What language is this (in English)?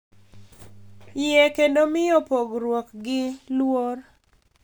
Luo (Kenya and Tanzania)